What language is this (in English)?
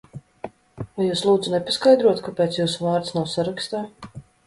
Latvian